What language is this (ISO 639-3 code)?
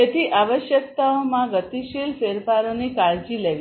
guj